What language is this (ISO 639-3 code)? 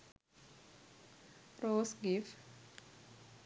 sin